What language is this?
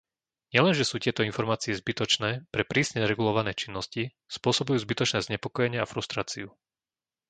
Slovak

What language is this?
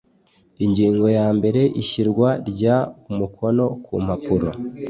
Kinyarwanda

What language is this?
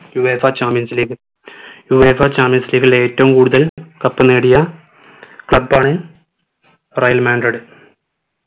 Malayalam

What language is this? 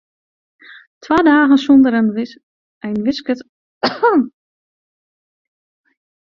Western Frisian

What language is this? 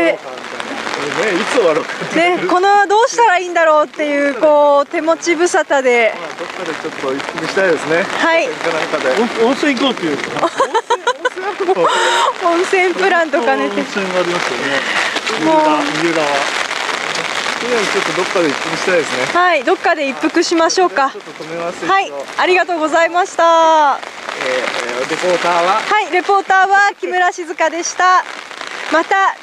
Japanese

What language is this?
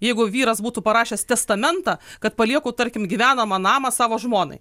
Lithuanian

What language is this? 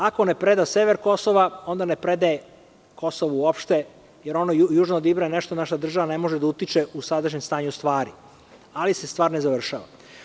Serbian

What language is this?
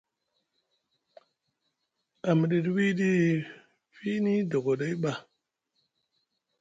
Musgu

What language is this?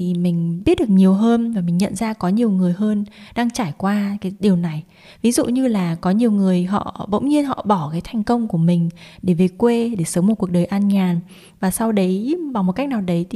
Vietnamese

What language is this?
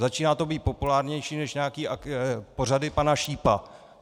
Czech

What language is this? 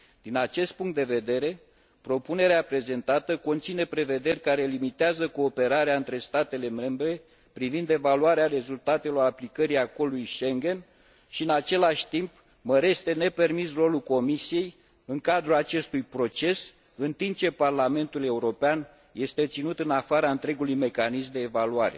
Romanian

